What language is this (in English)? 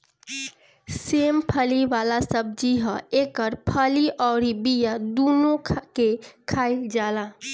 Bhojpuri